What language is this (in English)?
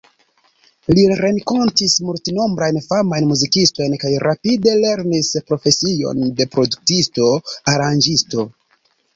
Esperanto